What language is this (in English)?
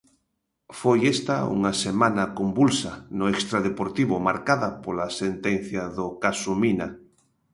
Galician